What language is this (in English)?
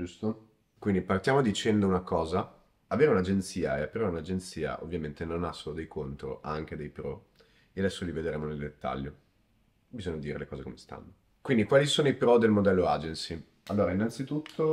Italian